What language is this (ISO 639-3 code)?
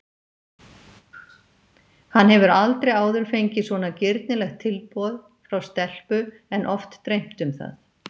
isl